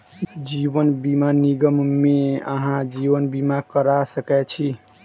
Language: Maithili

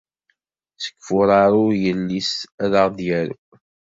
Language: Kabyle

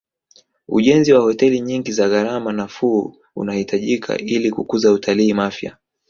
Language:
Swahili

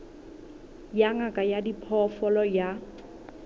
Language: Southern Sotho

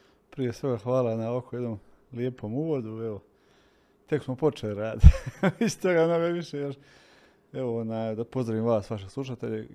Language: Croatian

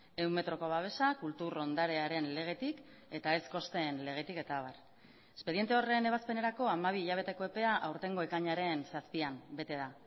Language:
Basque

